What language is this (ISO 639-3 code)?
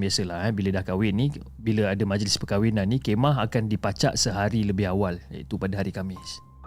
msa